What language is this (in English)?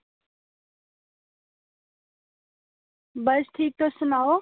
Dogri